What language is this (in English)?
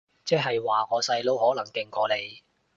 Cantonese